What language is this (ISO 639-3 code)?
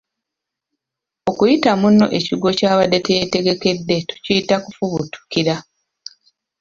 lug